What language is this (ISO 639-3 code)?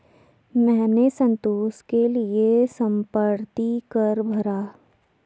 hin